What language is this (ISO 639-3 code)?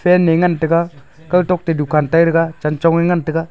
nnp